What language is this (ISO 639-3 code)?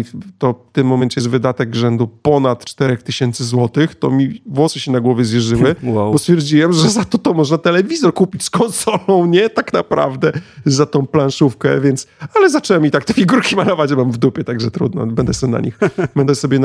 pol